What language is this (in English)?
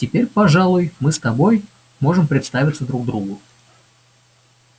Russian